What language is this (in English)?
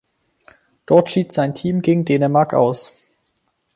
German